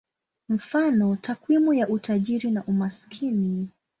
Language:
Swahili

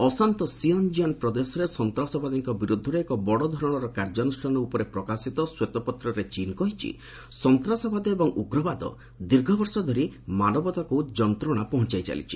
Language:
Odia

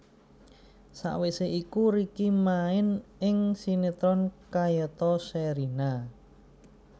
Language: Javanese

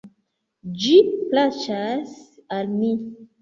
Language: Esperanto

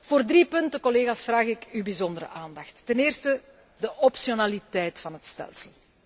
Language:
Dutch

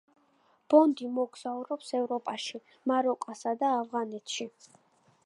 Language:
Georgian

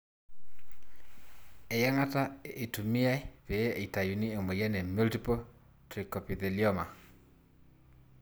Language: Masai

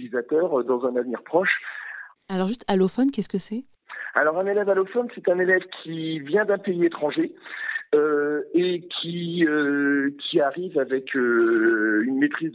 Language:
French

